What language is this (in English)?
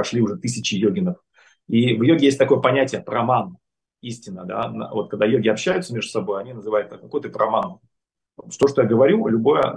Russian